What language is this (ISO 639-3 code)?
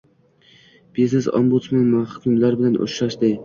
uzb